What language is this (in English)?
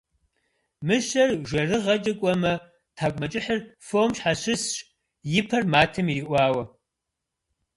Kabardian